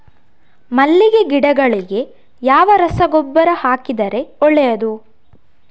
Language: Kannada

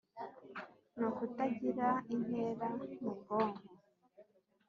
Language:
Kinyarwanda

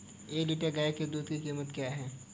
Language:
Hindi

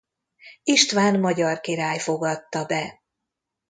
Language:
Hungarian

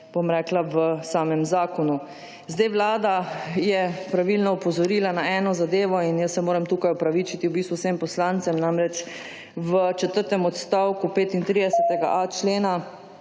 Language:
Slovenian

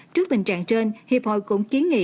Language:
Vietnamese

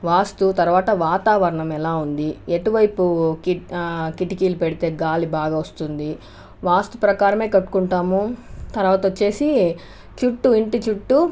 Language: Telugu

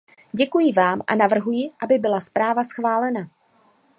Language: Czech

